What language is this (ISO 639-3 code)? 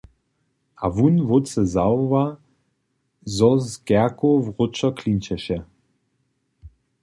hsb